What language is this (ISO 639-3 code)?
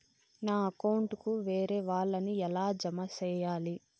tel